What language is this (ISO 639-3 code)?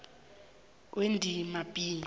nbl